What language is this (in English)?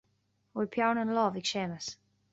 Irish